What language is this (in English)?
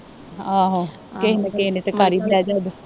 Punjabi